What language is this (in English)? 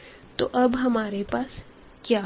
Hindi